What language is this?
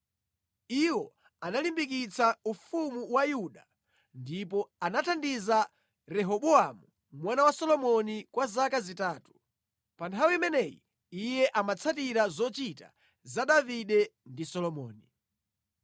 Nyanja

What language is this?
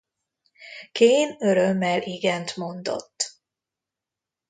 Hungarian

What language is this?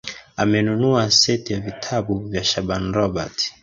Swahili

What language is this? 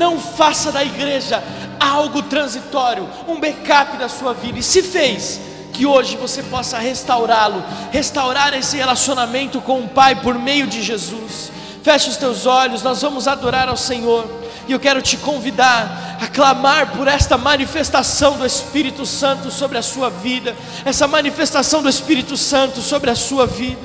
Portuguese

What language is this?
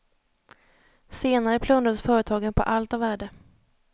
Swedish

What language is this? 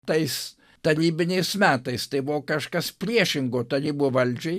Lithuanian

